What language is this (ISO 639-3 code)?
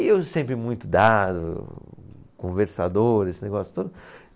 por